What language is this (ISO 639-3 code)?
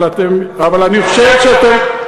heb